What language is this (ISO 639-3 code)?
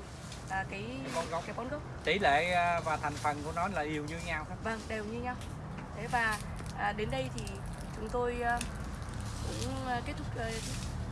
vie